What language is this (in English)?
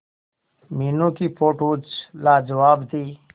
Hindi